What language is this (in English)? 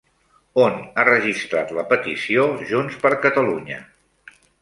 Catalan